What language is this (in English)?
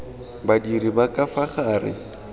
Tswana